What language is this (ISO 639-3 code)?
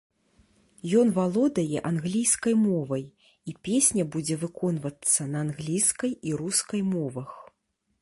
bel